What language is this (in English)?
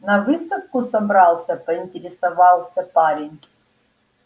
Russian